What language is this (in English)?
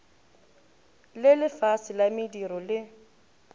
Northern Sotho